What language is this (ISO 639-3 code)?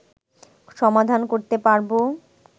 ben